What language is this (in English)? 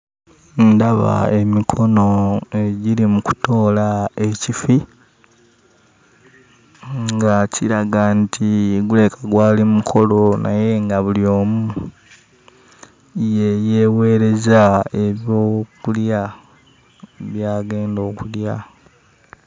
Ganda